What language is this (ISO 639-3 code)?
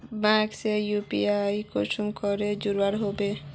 mag